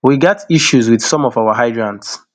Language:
Nigerian Pidgin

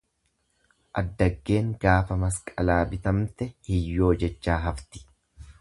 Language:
Oromo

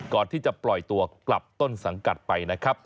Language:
Thai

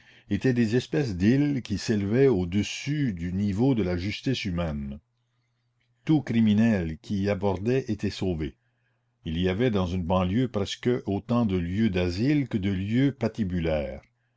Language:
French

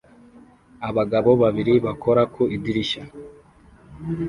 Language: Kinyarwanda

